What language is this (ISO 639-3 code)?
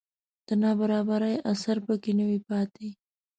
pus